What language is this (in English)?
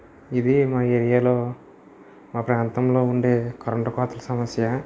Telugu